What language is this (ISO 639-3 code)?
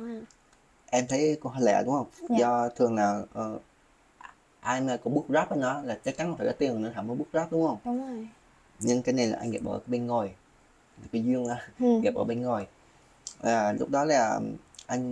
vie